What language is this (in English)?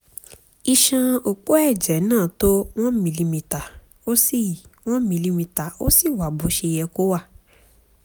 Yoruba